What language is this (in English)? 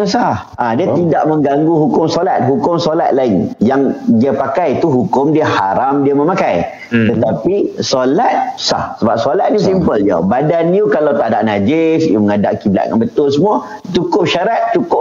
Malay